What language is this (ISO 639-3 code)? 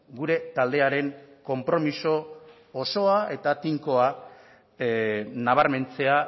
eus